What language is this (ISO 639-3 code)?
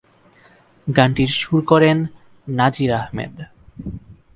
ben